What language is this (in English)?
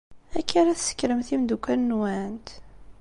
Kabyle